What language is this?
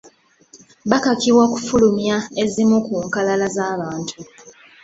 Ganda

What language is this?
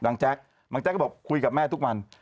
Thai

